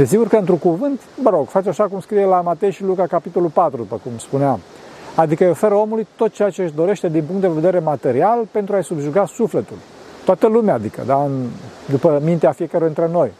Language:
Romanian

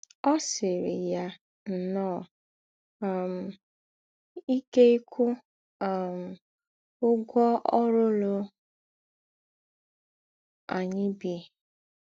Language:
Igbo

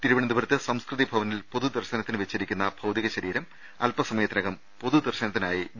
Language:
Malayalam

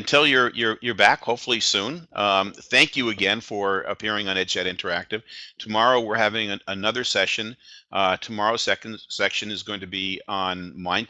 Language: English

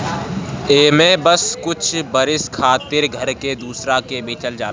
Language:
Bhojpuri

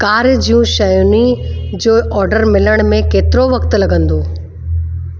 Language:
Sindhi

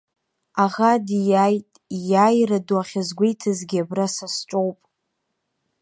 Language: Abkhazian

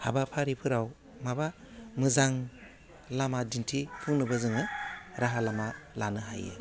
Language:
Bodo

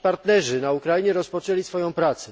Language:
Polish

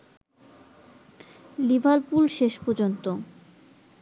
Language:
Bangla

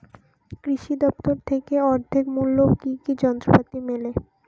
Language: Bangla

